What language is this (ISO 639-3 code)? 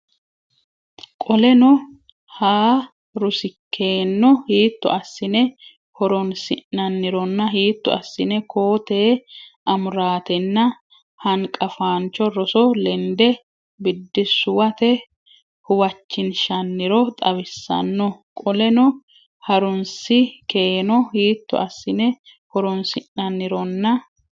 sid